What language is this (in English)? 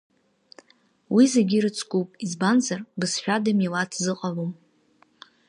Abkhazian